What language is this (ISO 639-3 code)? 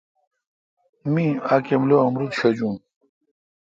xka